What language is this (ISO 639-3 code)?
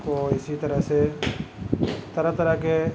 urd